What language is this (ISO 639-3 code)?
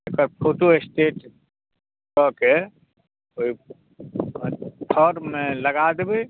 mai